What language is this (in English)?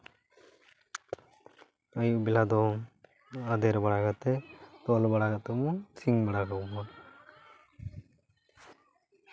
Santali